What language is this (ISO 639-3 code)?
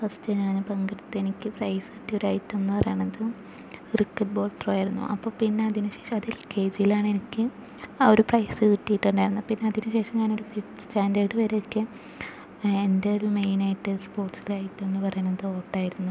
mal